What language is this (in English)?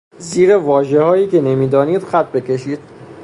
Persian